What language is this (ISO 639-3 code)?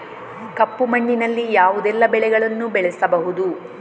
kan